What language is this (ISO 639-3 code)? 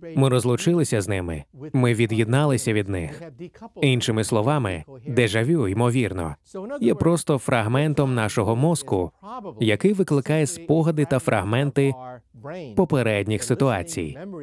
ukr